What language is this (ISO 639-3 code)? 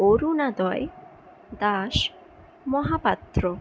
ben